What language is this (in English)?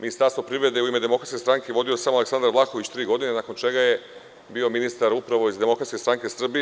Serbian